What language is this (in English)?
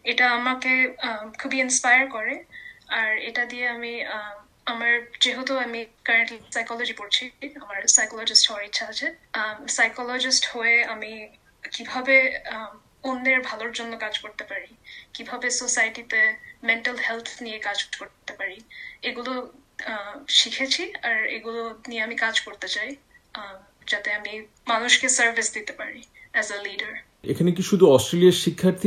Bangla